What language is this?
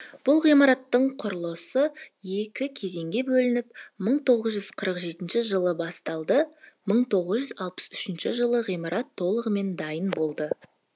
Kazakh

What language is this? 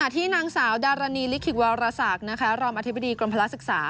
Thai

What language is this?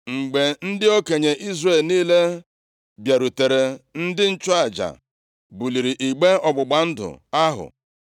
Igbo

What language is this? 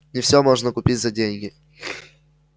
Russian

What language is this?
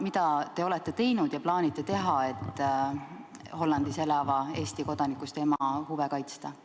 Estonian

